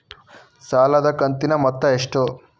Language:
Kannada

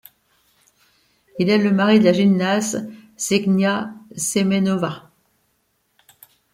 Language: French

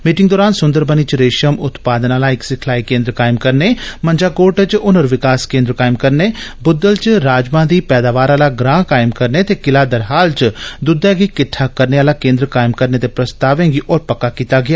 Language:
Dogri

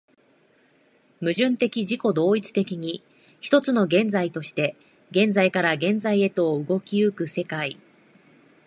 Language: Japanese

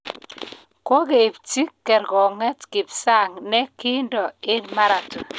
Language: Kalenjin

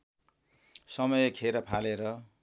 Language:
Nepali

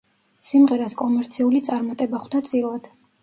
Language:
Georgian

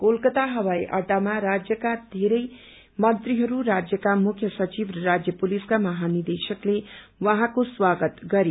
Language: Nepali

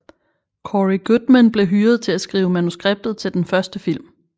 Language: Danish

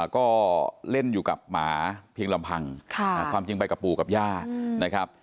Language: Thai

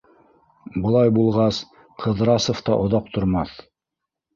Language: Bashkir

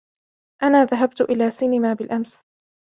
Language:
Arabic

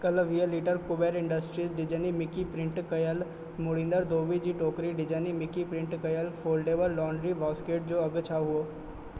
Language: Sindhi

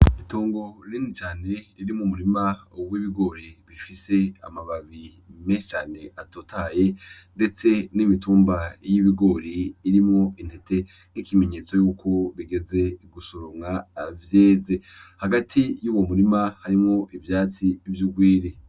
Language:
Rundi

